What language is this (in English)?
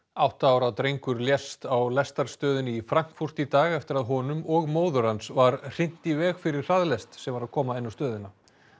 Icelandic